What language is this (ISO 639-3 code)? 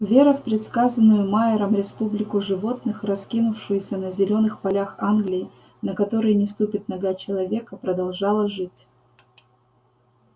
rus